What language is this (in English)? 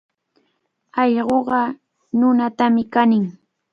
Cajatambo North Lima Quechua